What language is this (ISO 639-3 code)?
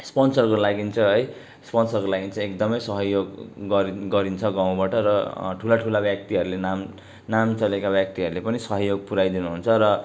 nep